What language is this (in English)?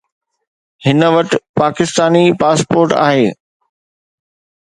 Sindhi